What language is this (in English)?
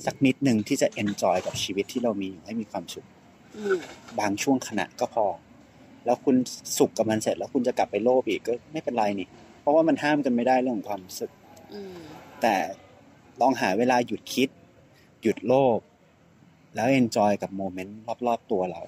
Thai